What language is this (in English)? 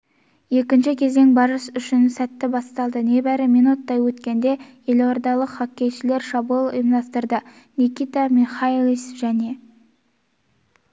Kazakh